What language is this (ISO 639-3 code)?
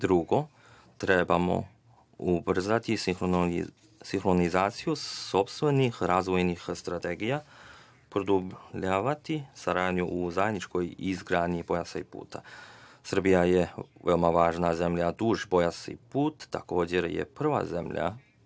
srp